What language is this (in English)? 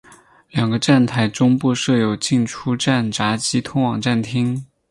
Chinese